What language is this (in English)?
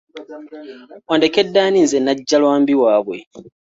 Ganda